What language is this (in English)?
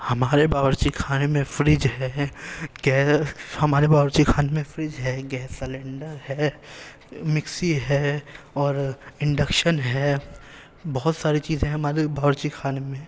Urdu